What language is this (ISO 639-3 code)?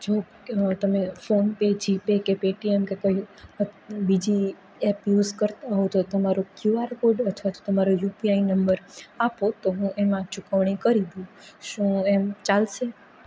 guj